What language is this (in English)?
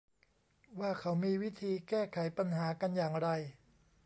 Thai